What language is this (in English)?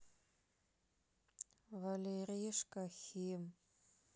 Russian